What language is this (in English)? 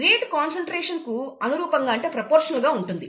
Telugu